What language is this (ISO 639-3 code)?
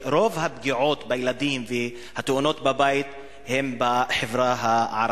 heb